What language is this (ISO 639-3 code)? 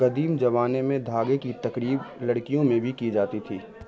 urd